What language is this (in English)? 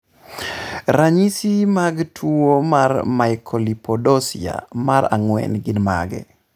Luo (Kenya and Tanzania)